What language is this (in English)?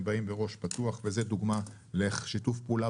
Hebrew